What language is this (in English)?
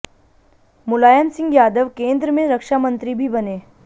Hindi